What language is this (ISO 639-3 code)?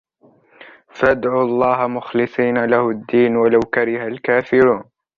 ara